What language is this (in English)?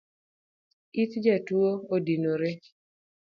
Luo (Kenya and Tanzania)